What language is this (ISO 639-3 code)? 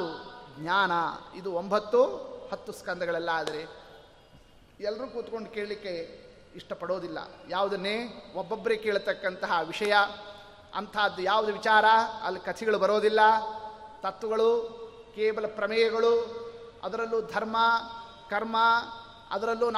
kan